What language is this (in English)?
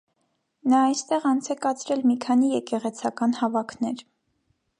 Armenian